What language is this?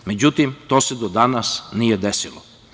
Serbian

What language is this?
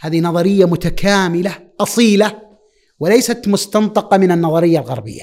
Arabic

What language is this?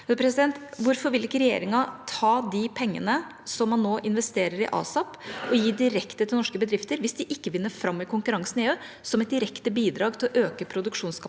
Norwegian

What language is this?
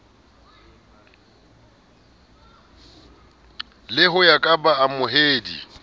Southern Sotho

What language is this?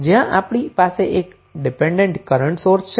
Gujarati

